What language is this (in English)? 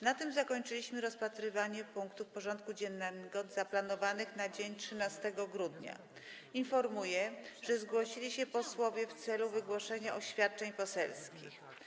Polish